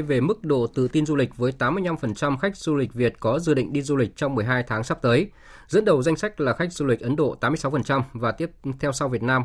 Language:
Vietnamese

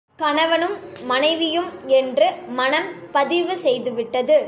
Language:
Tamil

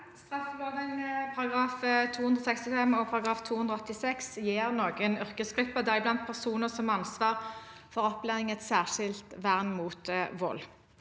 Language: Norwegian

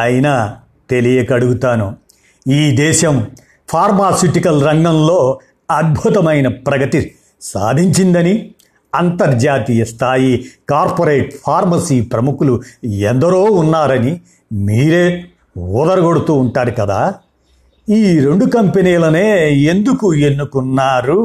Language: Telugu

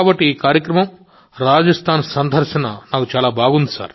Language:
Telugu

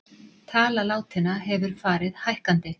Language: Icelandic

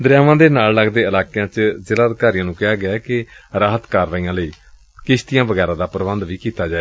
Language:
Punjabi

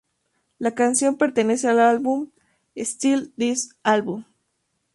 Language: Spanish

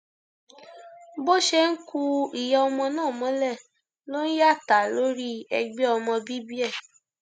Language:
Yoruba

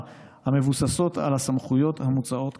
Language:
Hebrew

